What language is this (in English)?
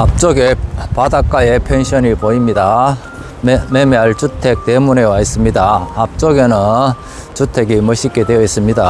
Korean